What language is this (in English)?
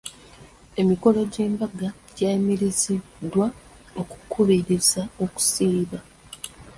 Ganda